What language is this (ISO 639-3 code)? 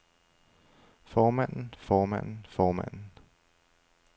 dan